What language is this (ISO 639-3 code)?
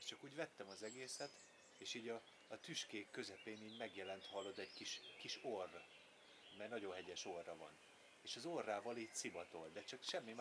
hun